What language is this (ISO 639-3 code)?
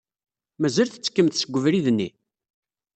kab